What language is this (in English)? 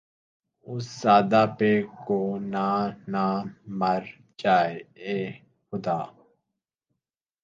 Urdu